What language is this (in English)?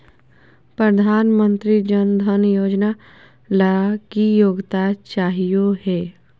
Magahi